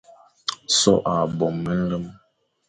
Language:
Fang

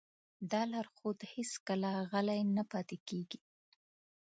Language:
Pashto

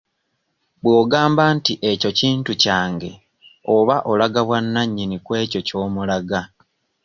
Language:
Ganda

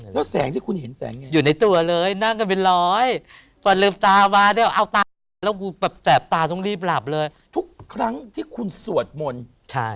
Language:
Thai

